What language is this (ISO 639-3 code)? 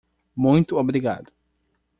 por